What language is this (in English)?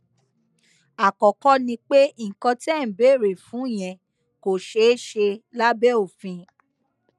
Yoruba